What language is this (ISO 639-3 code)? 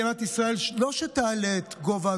heb